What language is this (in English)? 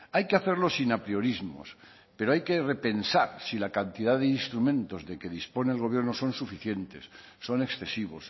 Spanish